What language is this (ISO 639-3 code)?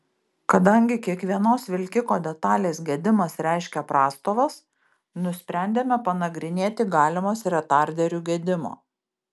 lit